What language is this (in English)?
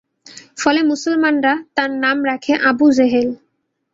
Bangla